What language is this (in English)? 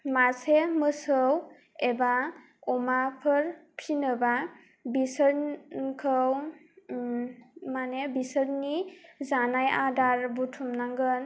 Bodo